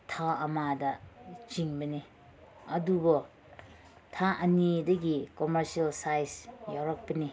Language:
Manipuri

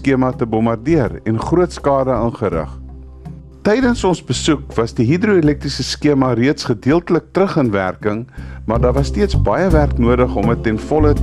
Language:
Dutch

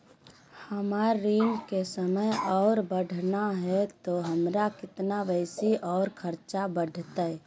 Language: Magahi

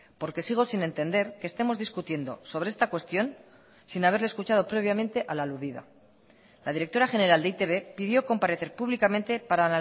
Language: Spanish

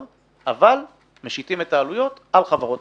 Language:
Hebrew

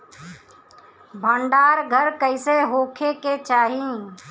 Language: Bhojpuri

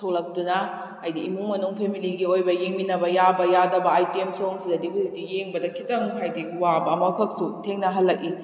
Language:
Manipuri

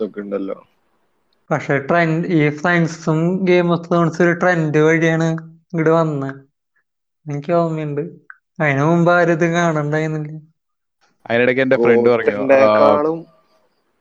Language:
Malayalam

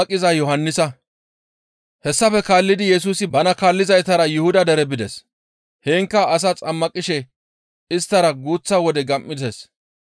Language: Gamo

